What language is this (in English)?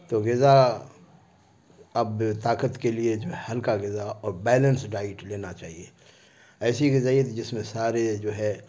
Urdu